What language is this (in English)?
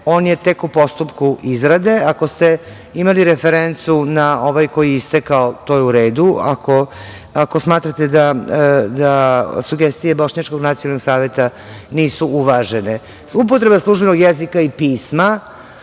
Serbian